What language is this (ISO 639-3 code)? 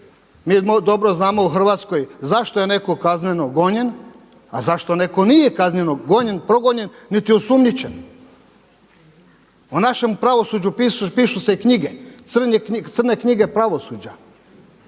hrv